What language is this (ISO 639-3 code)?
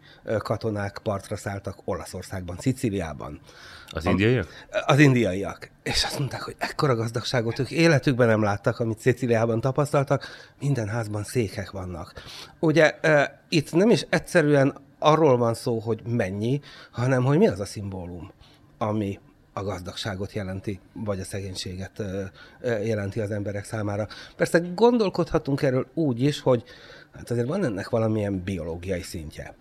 hun